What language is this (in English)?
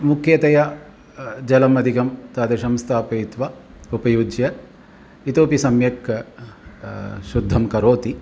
Sanskrit